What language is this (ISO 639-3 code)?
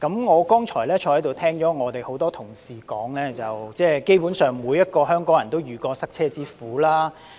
yue